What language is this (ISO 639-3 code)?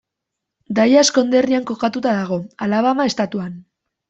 eus